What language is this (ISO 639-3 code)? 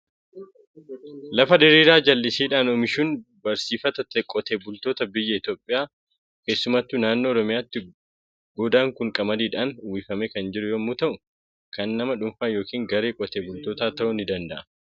orm